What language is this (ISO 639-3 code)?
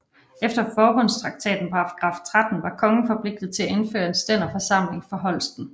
dan